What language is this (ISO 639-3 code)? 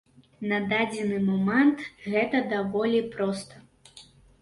bel